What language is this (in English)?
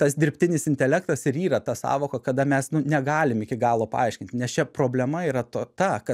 Lithuanian